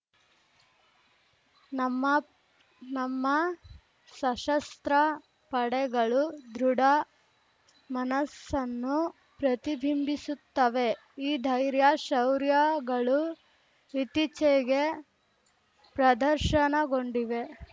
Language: Kannada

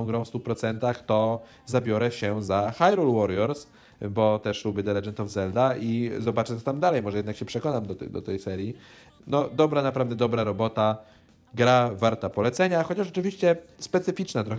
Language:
Polish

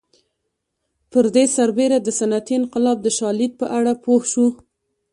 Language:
Pashto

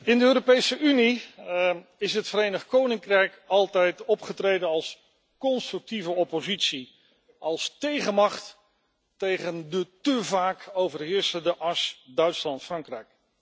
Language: Dutch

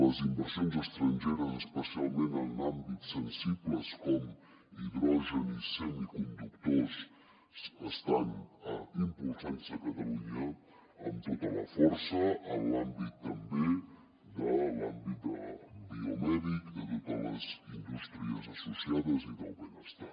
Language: Catalan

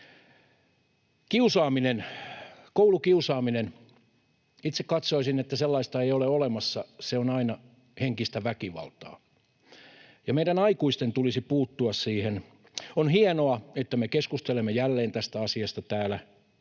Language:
Finnish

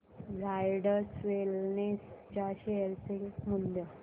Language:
Marathi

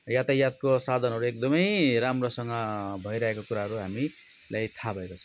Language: Nepali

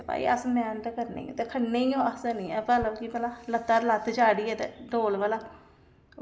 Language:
Dogri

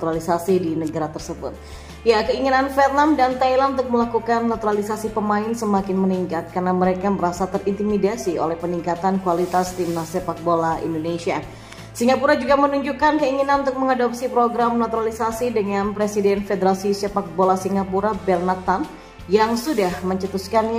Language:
Indonesian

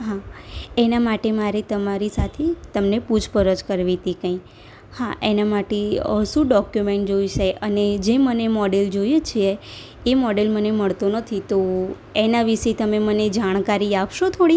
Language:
Gujarati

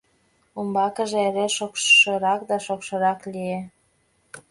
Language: Mari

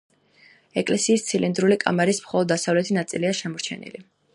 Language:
Georgian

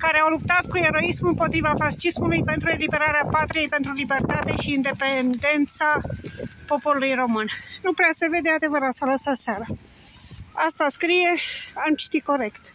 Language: Romanian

